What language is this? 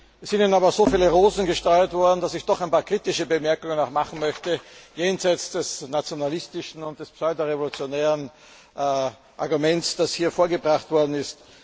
German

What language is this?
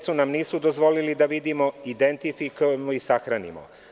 Serbian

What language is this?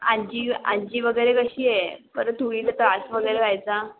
Marathi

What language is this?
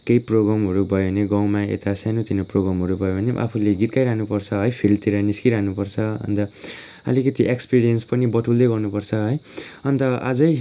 Nepali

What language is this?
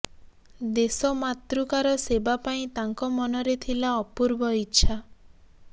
Odia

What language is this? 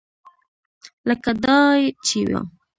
Pashto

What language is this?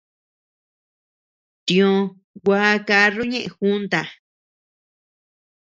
Tepeuxila Cuicatec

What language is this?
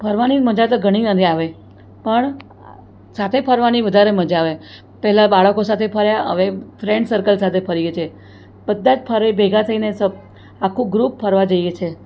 Gujarati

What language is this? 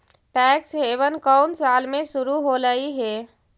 Magahi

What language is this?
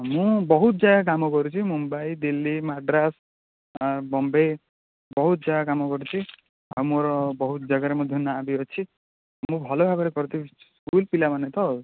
Odia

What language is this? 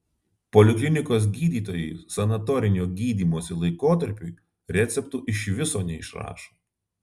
Lithuanian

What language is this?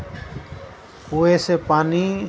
Urdu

